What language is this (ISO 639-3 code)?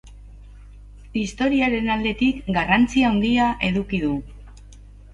eus